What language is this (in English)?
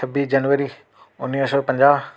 Sindhi